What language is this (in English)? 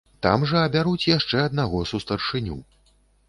Belarusian